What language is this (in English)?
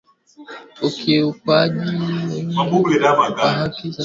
Swahili